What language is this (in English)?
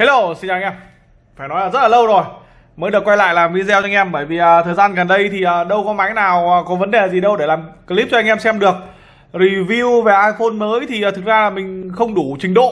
Vietnamese